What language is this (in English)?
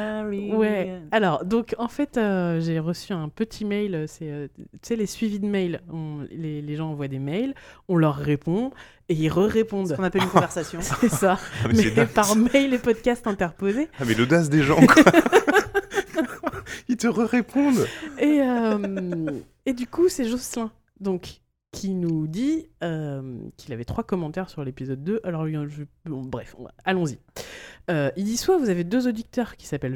French